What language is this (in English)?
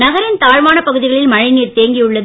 Tamil